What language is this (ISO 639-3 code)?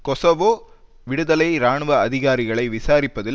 tam